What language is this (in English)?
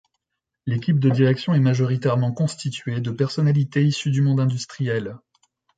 French